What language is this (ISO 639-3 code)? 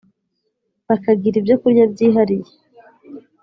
kin